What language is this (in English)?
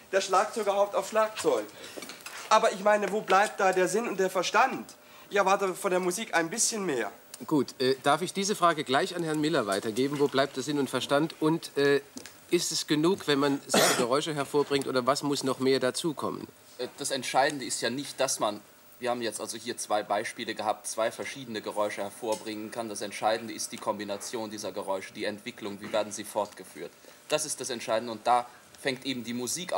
German